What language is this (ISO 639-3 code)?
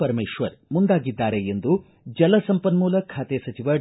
kan